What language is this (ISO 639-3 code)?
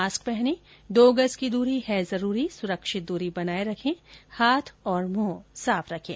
hin